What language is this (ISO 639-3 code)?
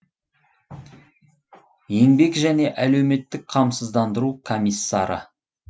kaz